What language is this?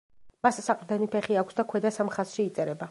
Georgian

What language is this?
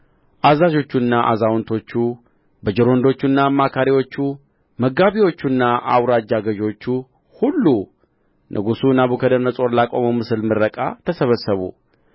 Amharic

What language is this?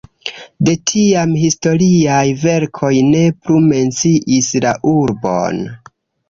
Esperanto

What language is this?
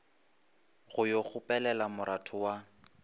Northern Sotho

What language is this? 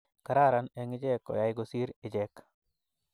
Kalenjin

